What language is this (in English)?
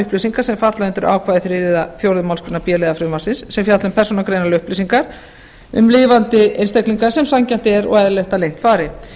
Icelandic